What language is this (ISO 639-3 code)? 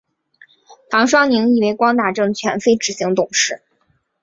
zho